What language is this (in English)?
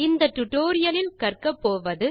Tamil